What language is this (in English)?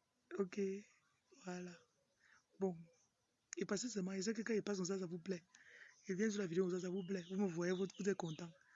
French